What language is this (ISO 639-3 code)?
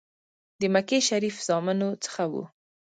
pus